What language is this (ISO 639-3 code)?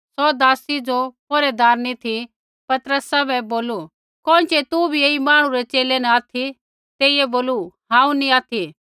kfx